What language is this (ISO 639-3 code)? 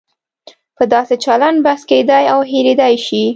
pus